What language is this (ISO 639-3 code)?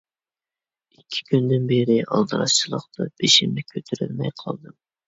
uig